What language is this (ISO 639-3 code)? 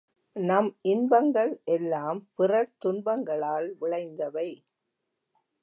tam